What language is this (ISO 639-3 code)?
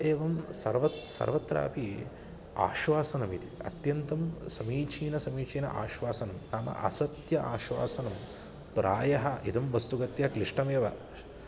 san